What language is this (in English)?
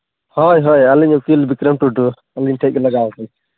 Santali